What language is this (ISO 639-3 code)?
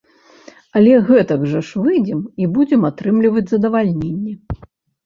bel